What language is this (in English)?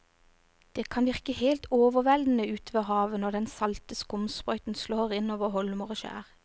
Norwegian